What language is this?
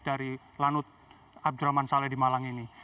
Indonesian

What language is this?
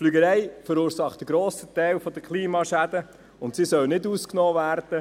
Swiss German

